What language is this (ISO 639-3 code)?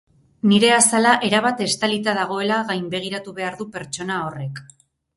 eus